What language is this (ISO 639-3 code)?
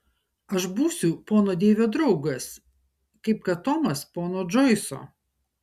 lit